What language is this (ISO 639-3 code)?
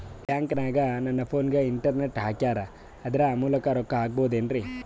kan